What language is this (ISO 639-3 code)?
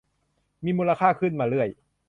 tha